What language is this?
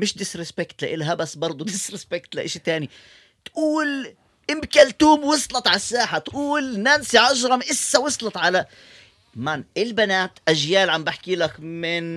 Arabic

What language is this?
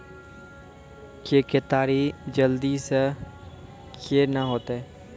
Maithili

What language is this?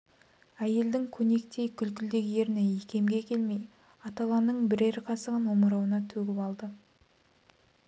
Kazakh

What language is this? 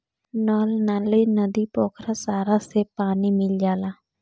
Bhojpuri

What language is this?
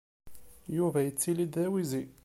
Kabyle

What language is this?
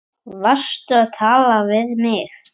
Icelandic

